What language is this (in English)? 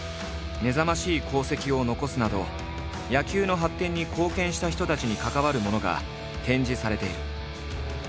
Japanese